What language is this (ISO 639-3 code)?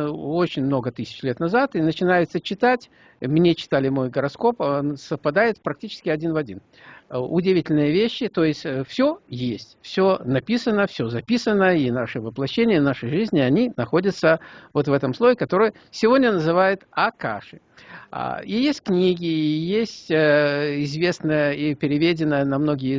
rus